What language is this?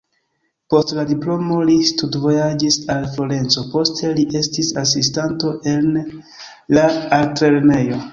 Esperanto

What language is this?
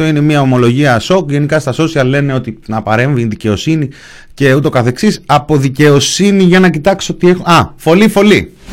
Greek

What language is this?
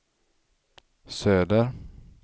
Swedish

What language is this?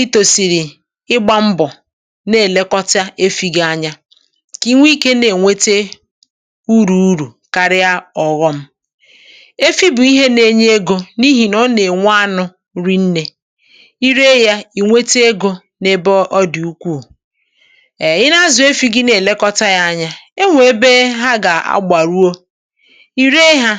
Igbo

